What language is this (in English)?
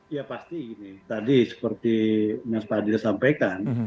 Indonesian